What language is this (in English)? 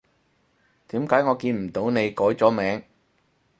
Cantonese